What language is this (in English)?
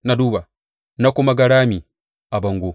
Hausa